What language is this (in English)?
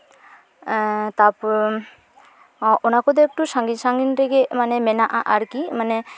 Santali